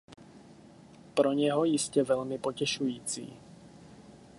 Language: Czech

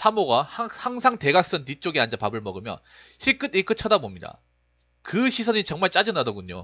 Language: Korean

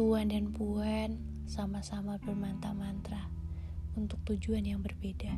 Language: Indonesian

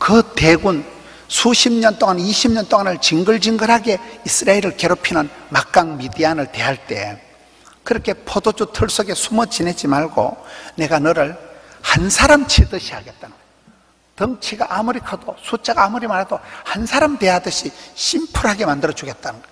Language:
Korean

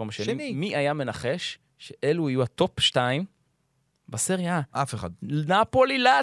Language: Hebrew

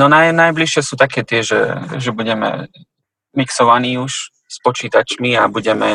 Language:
Slovak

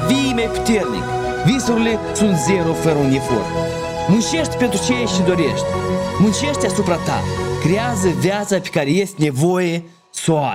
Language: Romanian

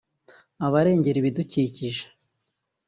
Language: Kinyarwanda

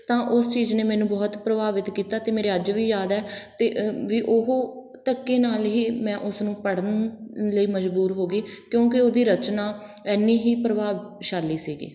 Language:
Punjabi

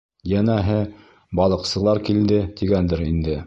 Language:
Bashkir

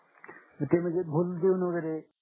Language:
Marathi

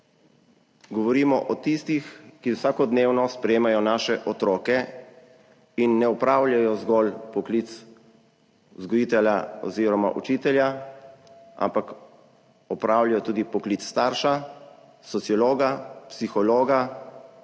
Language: Slovenian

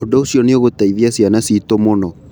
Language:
Kikuyu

